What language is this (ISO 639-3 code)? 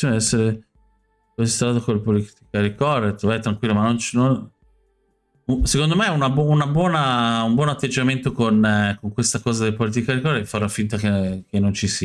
ita